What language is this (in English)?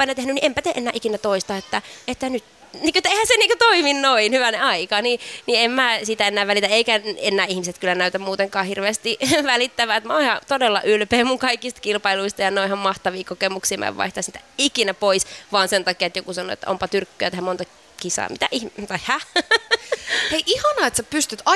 Finnish